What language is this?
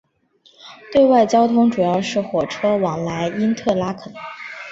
Chinese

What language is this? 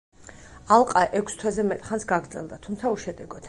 Georgian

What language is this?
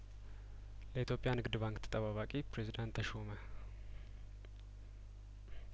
Amharic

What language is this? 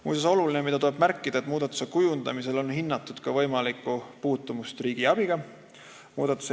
Estonian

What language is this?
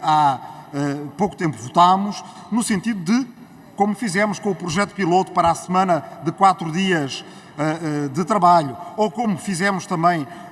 Portuguese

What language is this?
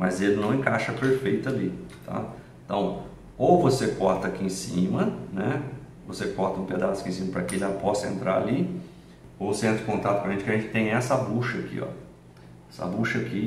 Portuguese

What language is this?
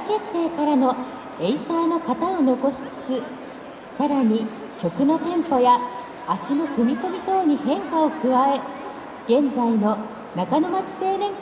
Japanese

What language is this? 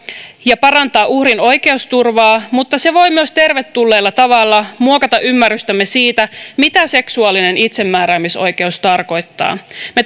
Finnish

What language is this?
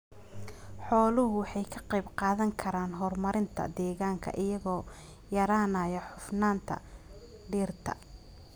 Somali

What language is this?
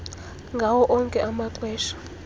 Xhosa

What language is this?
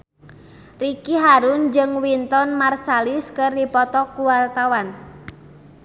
Sundanese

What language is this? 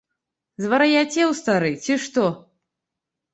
Belarusian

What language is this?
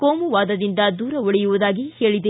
Kannada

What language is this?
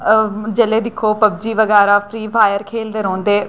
Dogri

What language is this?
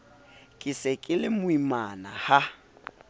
Southern Sotho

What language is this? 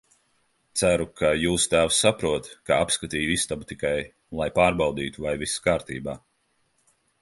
Latvian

